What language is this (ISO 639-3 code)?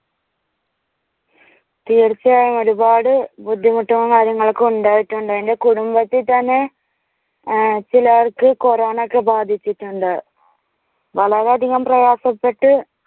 mal